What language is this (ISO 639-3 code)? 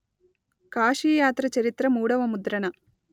tel